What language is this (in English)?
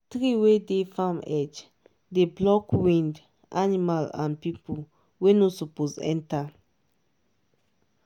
Nigerian Pidgin